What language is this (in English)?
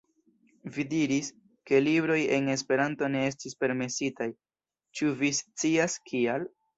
Esperanto